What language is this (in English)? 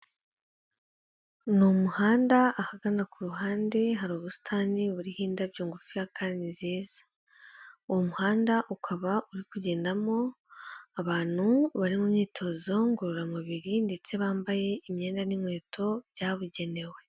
Kinyarwanda